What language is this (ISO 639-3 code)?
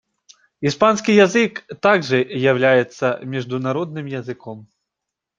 rus